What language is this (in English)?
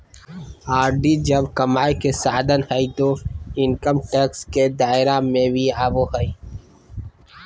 Magahi